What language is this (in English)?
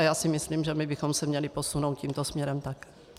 Czech